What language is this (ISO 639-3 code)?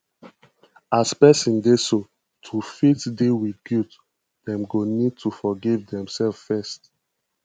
pcm